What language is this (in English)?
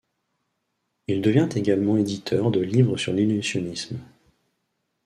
French